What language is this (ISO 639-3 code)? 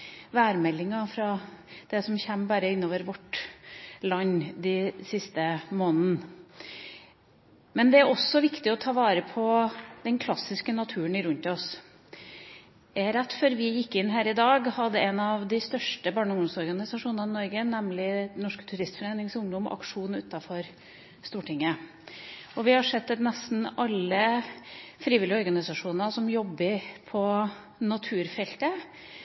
nob